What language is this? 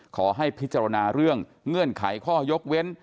Thai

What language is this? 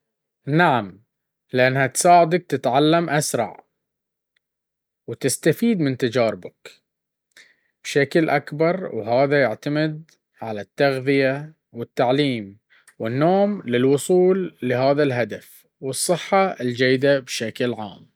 Baharna Arabic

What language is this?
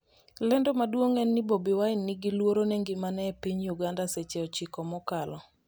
Luo (Kenya and Tanzania)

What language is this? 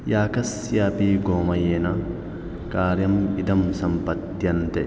Sanskrit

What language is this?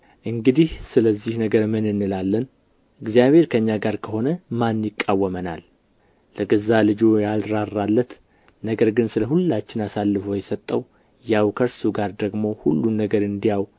Amharic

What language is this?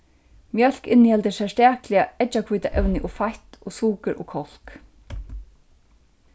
Faroese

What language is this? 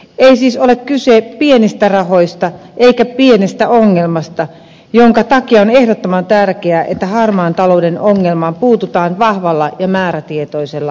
Finnish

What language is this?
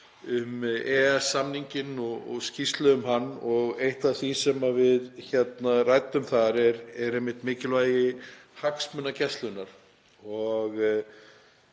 Icelandic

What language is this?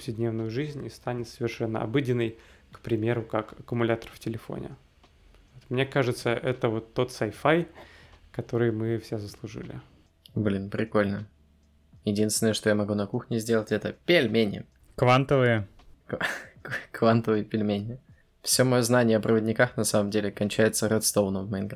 Russian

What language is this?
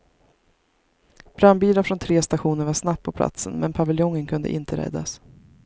Swedish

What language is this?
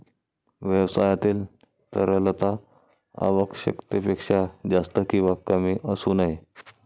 Marathi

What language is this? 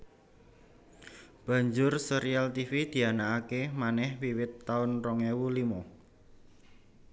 Javanese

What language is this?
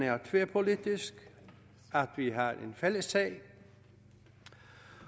Danish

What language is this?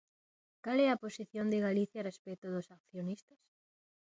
Galician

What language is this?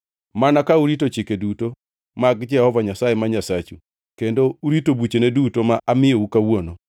Luo (Kenya and Tanzania)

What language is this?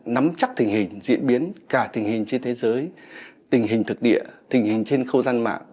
Vietnamese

